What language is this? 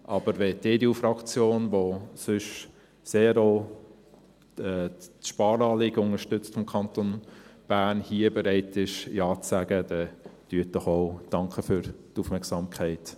Swiss German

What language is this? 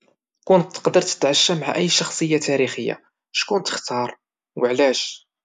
Moroccan Arabic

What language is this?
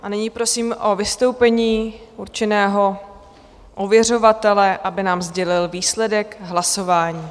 Czech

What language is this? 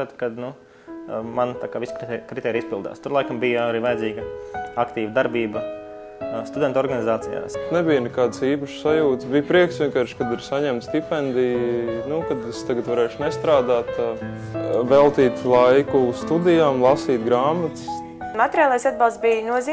Latvian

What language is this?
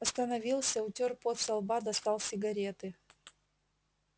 Russian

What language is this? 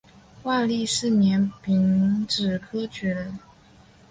Chinese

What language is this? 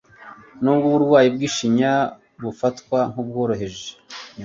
Kinyarwanda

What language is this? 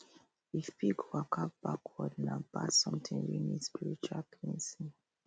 Nigerian Pidgin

